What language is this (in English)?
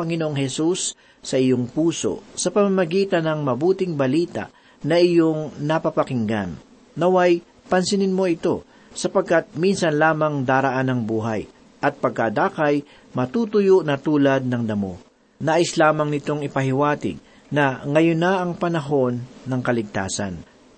Filipino